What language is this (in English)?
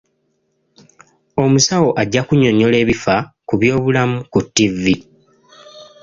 Ganda